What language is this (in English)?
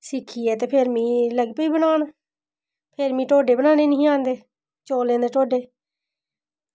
Dogri